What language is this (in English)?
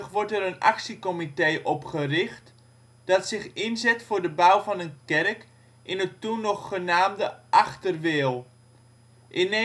Dutch